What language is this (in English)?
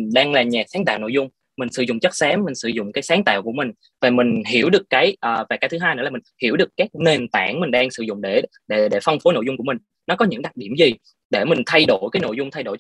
Vietnamese